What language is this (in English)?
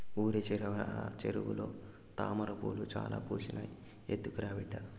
Telugu